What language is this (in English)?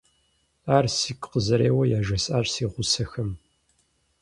Kabardian